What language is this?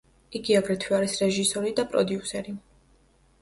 Georgian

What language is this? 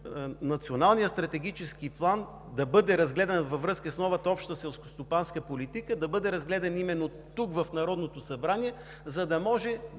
Bulgarian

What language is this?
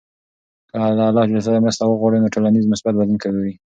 Pashto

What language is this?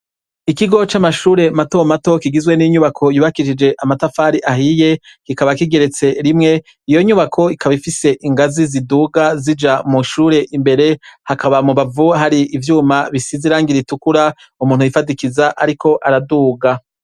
Rundi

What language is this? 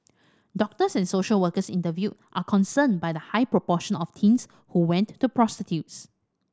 English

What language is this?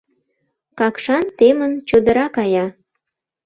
Mari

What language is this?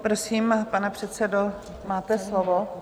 Czech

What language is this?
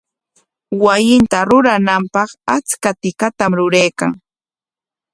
Corongo Ancash Quechua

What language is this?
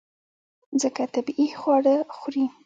Pashto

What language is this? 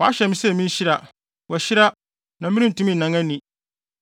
Akan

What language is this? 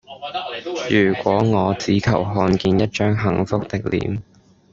Cantonese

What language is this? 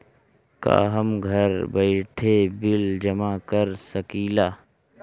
Bhojpuri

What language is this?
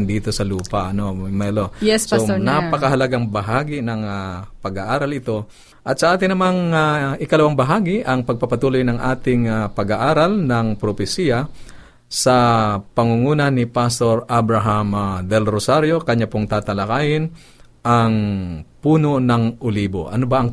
Filipino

